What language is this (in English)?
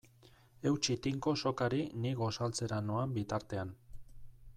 Basque